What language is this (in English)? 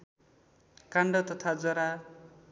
Nepali